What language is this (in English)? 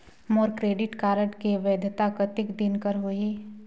Chhattisgarhi